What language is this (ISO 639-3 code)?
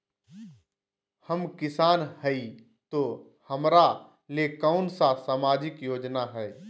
mag